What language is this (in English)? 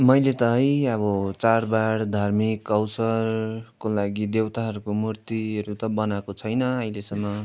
Nepali